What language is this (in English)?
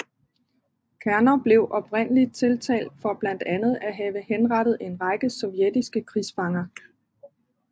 Danish